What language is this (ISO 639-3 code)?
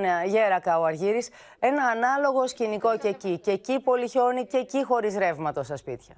ell